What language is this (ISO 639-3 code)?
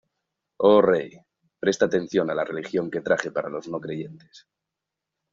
spa